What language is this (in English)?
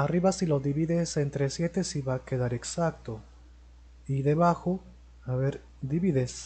Spanish